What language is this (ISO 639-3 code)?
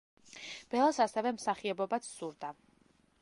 kat